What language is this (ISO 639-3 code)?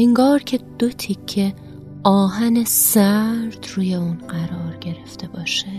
fas